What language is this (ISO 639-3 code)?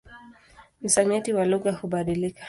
swa